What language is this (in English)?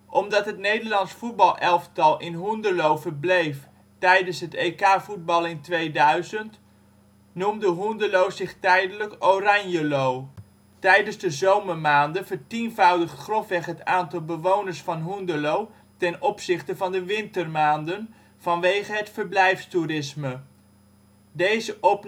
Dutch